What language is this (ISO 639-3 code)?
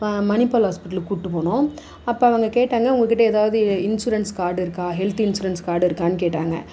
tam